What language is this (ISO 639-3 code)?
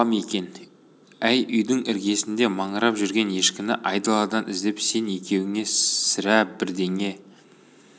kaz